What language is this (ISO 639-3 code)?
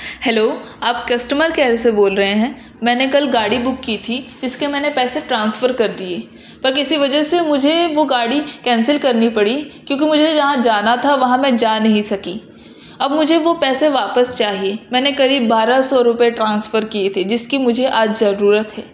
urd